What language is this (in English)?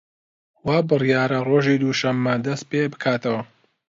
Central Kurdish